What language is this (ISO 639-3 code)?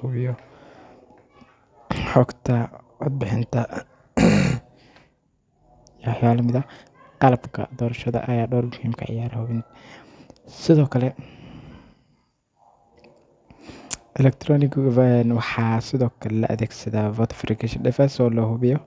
som